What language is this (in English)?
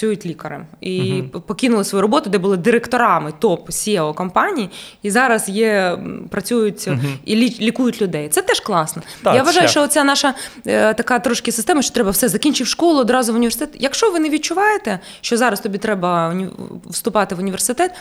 Ukrainian